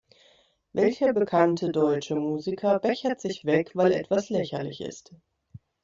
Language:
German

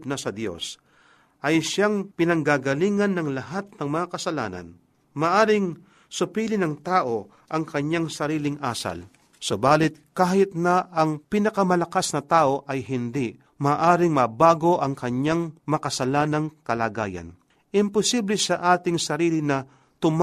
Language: Filipino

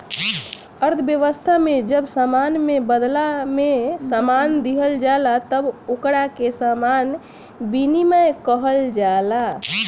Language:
Bhojpuri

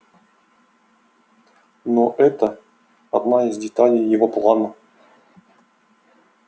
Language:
Russian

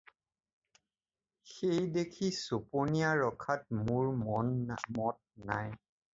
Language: Assamese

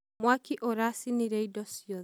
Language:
Kikuyu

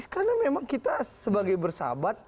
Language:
Indonesian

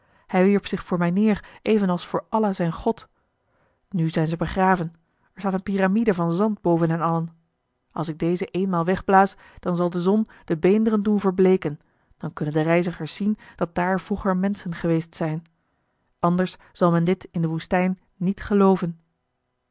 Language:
Dutch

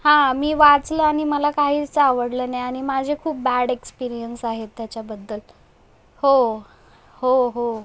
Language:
Marathi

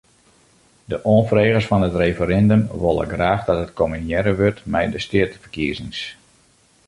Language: Western Frisian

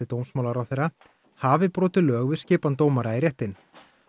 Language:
Icelandic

